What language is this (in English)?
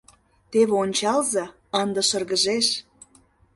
Mari